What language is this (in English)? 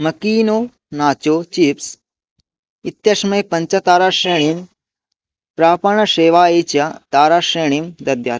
Sanskrit